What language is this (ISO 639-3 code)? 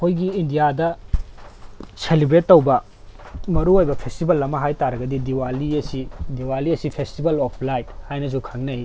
mni